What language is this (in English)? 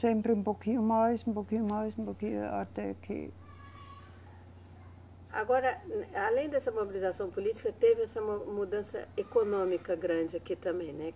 Portuguese